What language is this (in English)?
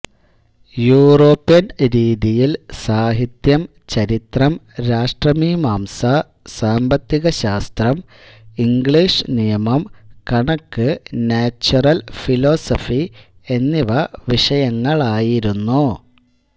Malayalam